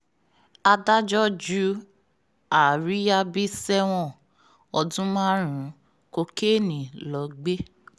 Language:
Yoruba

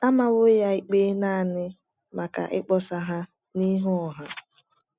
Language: Igbo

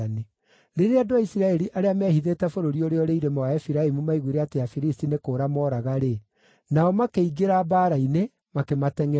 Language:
Kikuyu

